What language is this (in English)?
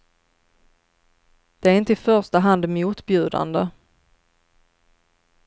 Swedish